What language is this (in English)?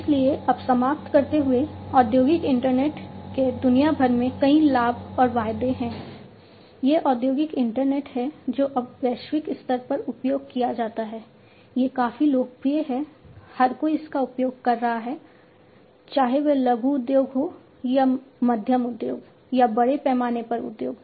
Hindi